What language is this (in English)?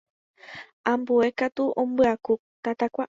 Guarani